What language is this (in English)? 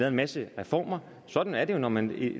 Danish